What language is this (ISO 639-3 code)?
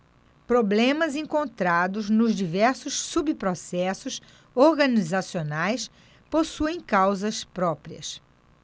por